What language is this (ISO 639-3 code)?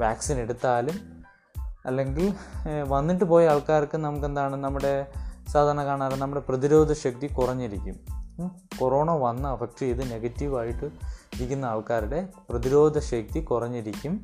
mal